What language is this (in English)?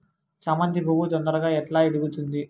Telugu